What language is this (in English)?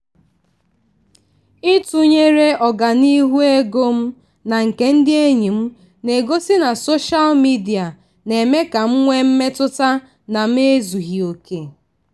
Igbo